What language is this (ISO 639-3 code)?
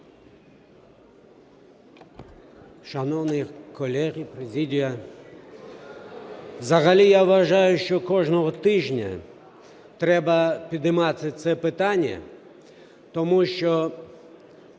ukr